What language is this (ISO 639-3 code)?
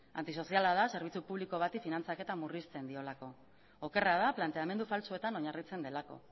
eus